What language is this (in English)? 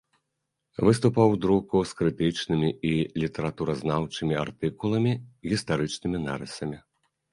Belarusian